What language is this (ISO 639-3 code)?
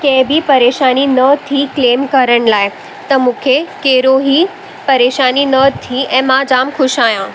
snd